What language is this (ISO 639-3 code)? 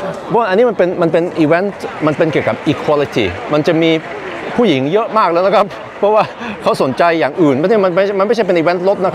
tha